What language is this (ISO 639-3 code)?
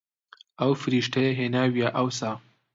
ckb